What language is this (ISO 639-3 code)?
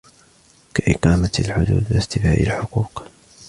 ara